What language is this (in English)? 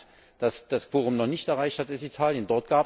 German